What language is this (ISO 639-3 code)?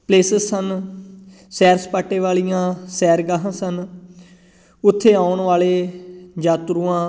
pan